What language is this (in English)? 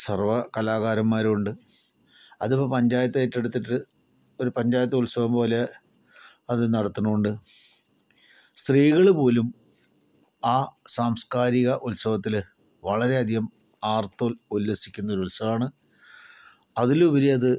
Malayalam